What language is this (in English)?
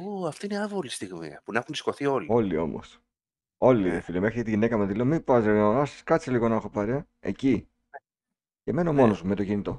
Greek